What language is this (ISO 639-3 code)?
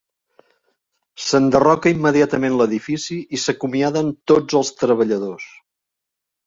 cat